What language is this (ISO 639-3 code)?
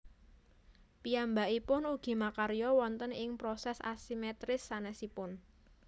jav